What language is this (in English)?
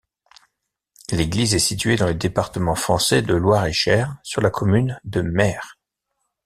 French